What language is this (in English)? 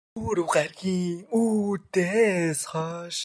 Mongolian